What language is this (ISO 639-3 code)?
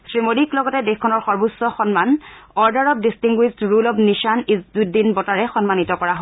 asm